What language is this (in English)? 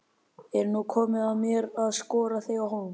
Icelandic